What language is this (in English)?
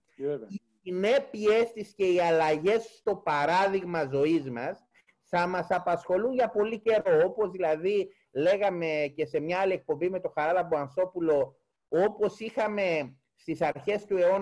Greek